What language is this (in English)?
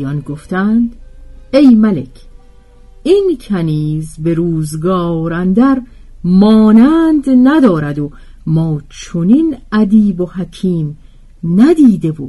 Persian